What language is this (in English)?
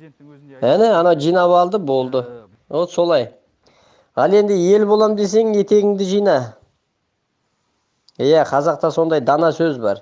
Turkish